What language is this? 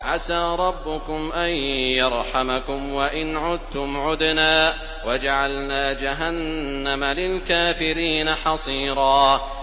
Arabic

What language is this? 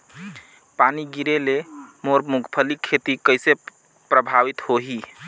Chhattisgarhi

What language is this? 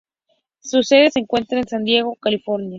Spanish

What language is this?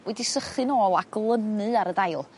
Welsh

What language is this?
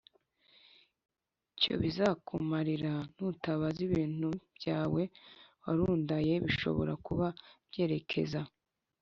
Kinyarwanda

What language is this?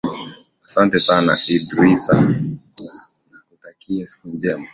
Swahili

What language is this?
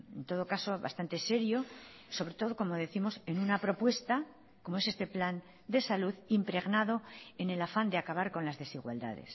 Spanish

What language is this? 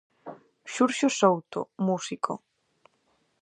Galician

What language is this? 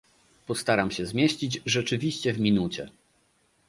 Polish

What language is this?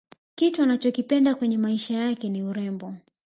Swahili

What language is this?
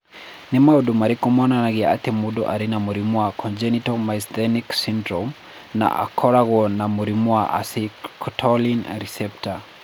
Kikuyu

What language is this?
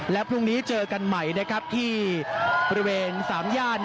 Thai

